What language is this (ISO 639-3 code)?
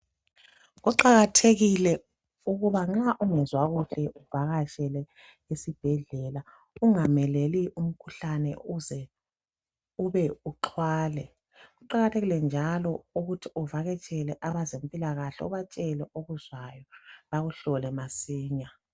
nde